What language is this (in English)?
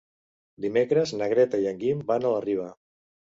Catalan